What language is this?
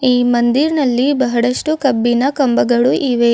Kannada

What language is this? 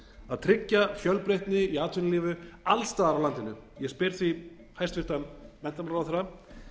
Icelandic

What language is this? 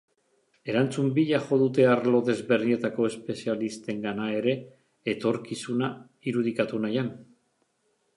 Basque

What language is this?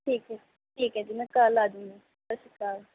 Punjabi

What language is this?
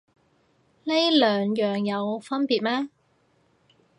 Cantonese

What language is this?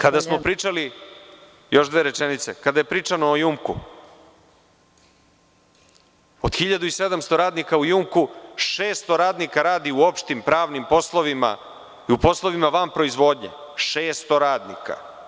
Serbian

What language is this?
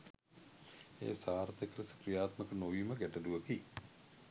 Sinhala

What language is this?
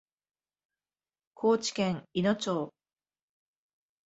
Japanese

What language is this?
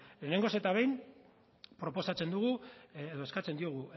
Basque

